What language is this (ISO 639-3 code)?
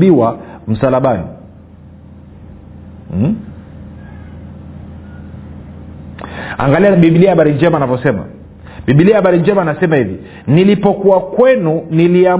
swa